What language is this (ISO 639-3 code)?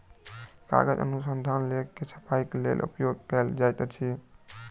mai